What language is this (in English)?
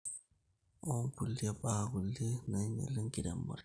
Masai